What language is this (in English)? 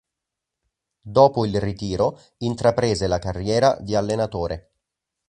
Italian